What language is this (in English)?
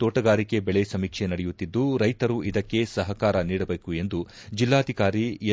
Kannada